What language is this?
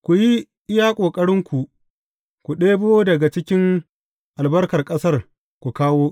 Hausa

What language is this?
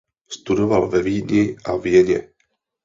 Czech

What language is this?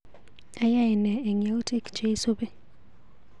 Kalenjin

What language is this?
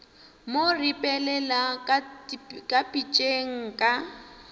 Northern Sotho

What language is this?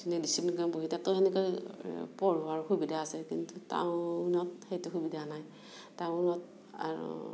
Assamese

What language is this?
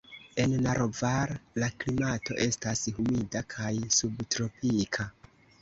Esperanto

